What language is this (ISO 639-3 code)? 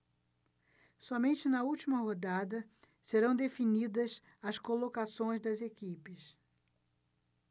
por